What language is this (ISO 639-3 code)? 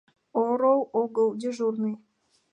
chm